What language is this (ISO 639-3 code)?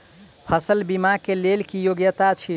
mai